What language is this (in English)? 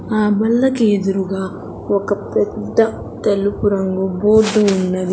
Telugu